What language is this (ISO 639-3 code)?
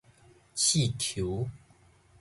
nan